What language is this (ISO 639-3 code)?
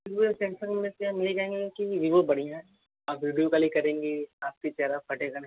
hin